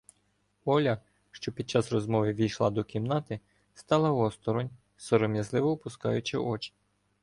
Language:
Ukrainian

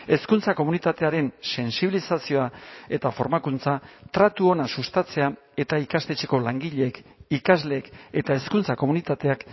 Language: Basque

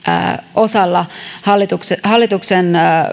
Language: Finnish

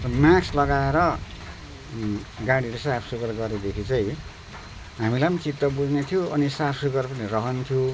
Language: Nepali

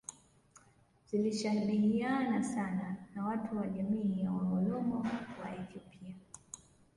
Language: Swahili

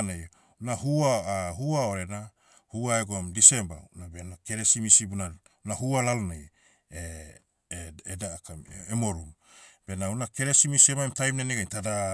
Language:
Motu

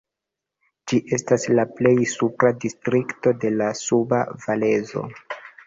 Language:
Esperanto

